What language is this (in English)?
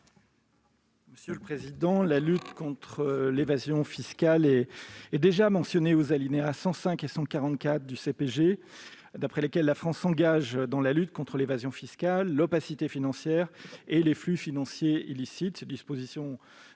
French